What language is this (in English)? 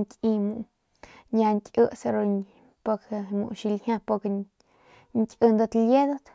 Northern Pame